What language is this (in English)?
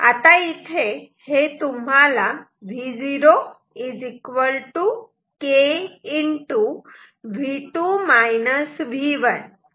Marathi